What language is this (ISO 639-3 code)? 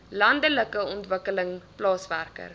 afr